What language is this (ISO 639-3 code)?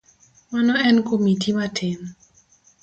luo